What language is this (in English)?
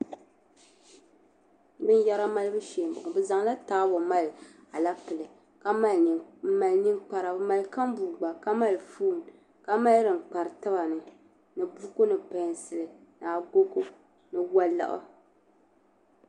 Dagbani